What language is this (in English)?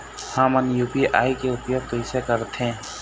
Chhattisgarhi